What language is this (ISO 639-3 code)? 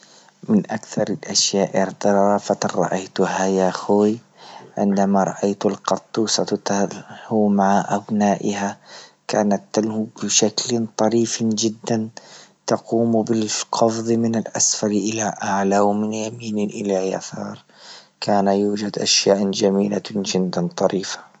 ayl